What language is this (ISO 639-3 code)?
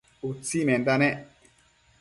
mcf